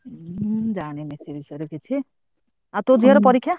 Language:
Odia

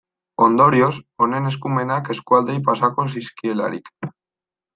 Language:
Basque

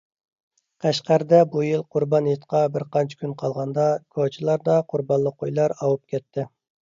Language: Uyghur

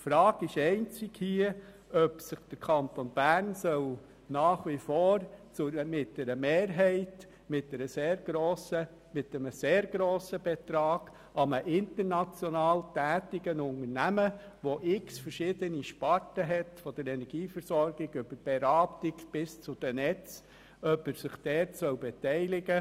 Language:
Swiss German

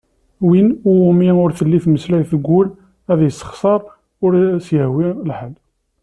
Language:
Kabyle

